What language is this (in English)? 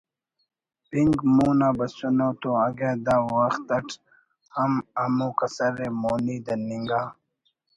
Brahui